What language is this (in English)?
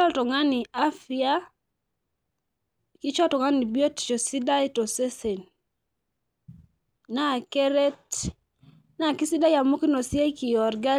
Masai